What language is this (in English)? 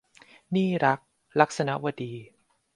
Thai